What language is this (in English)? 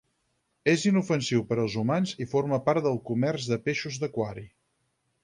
Catalan